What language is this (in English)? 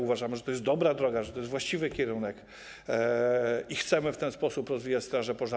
Polish